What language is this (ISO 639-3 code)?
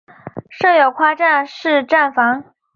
zho